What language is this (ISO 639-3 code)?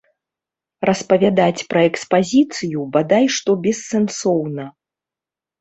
bel